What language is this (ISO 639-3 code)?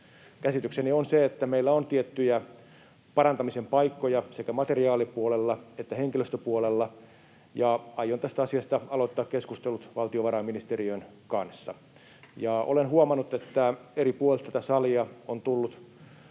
fin